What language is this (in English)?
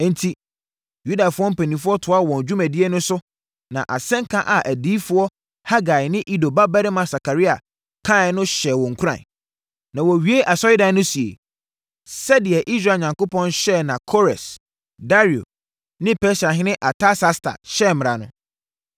Akan